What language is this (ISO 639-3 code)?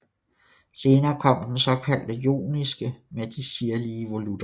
dan